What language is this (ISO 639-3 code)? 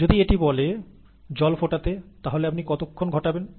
ben